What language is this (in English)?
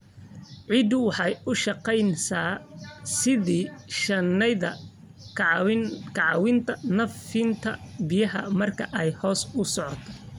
Somali